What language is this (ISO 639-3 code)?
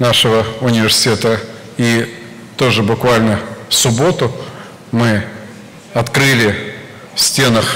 rus